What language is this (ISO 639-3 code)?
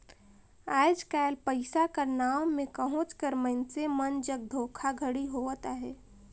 hne